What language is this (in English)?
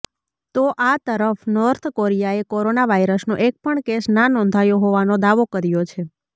Gujarati